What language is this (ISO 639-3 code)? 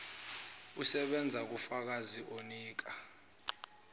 zul